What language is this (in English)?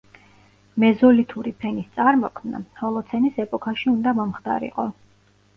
Georgian